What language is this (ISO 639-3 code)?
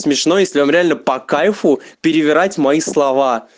rus